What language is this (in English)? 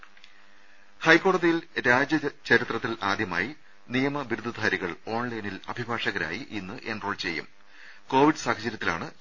Malayalam